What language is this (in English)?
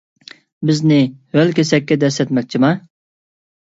Uyghur